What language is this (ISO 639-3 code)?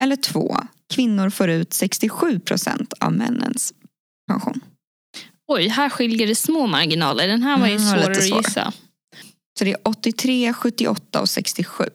swe